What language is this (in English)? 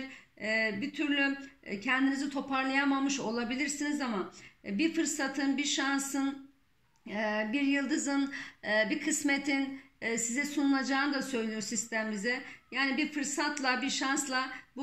Turkish